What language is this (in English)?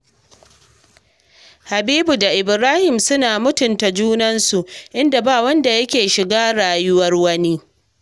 Hausa